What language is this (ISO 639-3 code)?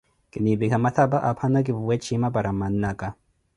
eko